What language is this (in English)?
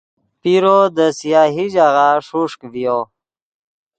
Yidgha